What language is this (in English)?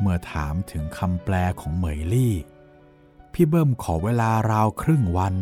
Thai